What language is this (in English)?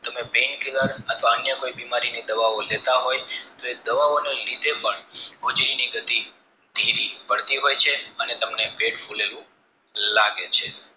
Gujarati